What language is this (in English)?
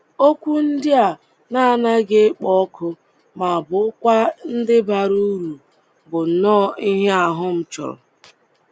Igbo